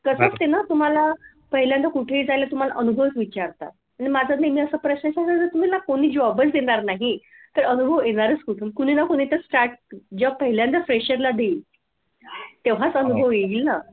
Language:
Marathi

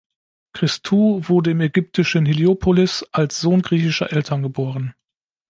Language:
German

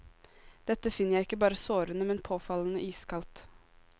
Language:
Norwegian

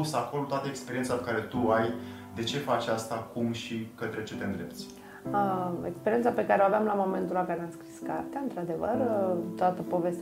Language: Romanian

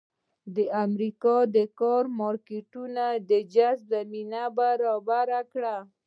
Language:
Pashto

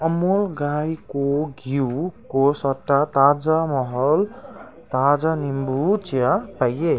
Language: Nepali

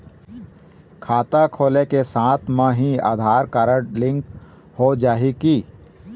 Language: Chhattisgarhi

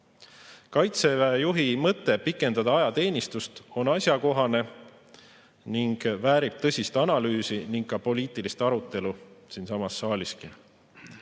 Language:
Estonian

